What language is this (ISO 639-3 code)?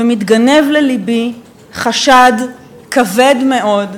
heb